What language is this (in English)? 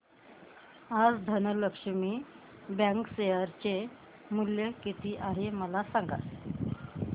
Marathi